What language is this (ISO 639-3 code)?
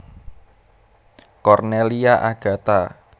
jav